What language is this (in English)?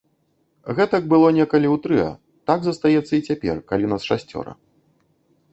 Belarusian